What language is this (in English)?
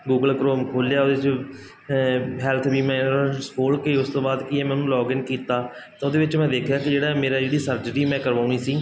Punjabi